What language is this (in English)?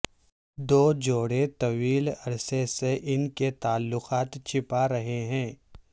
Urdu